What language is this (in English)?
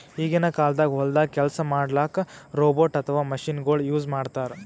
Kannada